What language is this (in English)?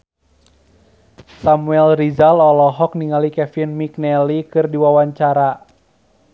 Sundanese